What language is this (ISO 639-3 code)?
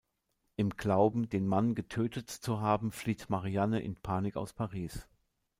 deu